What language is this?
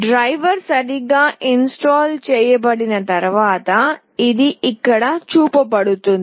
Telugu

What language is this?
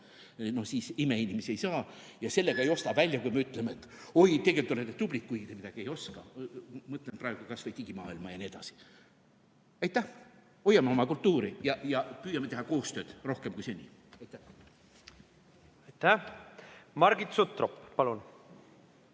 Estonian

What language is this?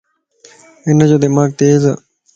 Lasi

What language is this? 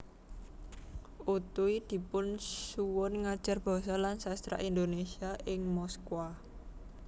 Javanese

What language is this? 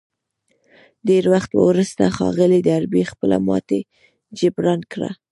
Pashto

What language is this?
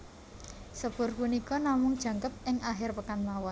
Javanese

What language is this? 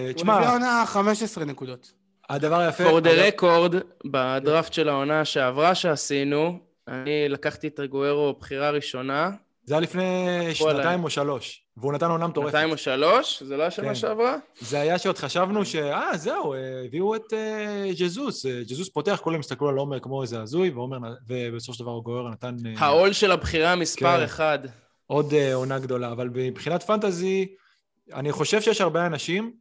Hebrew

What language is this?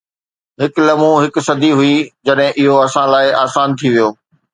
Sindhi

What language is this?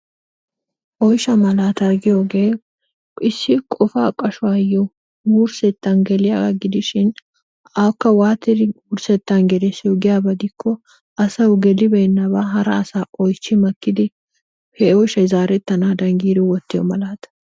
Wolaytta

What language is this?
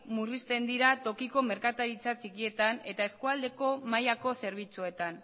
Basque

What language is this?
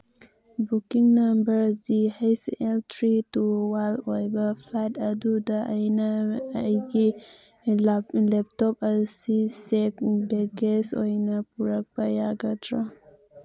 Manipuri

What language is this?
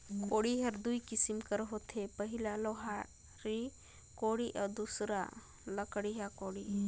Chhattisgarhi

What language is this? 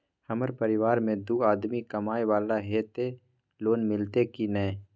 Maithili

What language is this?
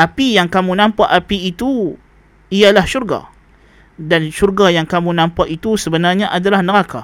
Malay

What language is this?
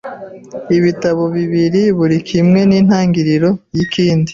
Kinyarwanda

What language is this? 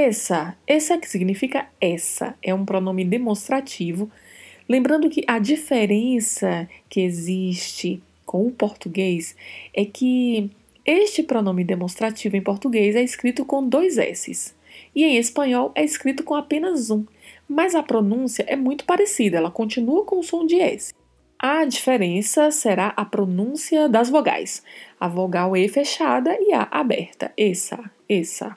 Portuguese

